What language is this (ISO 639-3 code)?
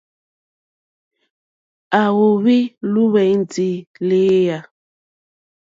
bri